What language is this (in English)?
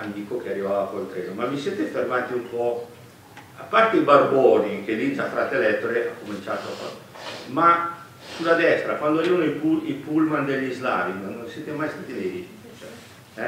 Italian